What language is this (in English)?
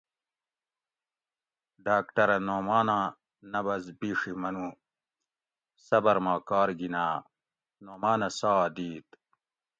Gawri